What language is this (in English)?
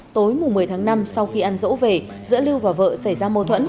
Vietnamese